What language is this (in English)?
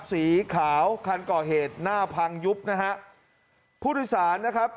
Thai